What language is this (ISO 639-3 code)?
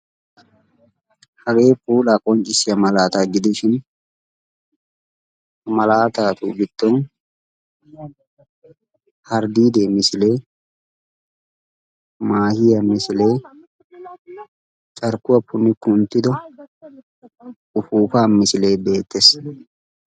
wal